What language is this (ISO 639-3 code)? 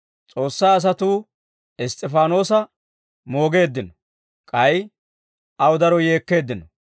dwr